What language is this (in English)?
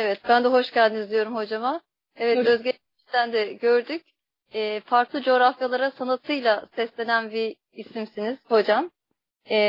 Turkish